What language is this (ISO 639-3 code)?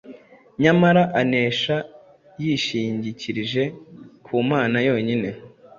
kin